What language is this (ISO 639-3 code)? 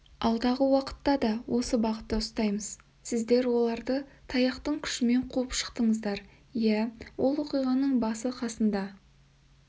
kaz